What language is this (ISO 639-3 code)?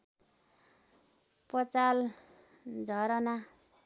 nep